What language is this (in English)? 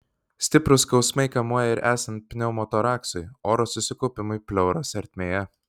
Lithuanian